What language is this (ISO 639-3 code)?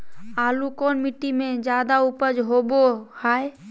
mag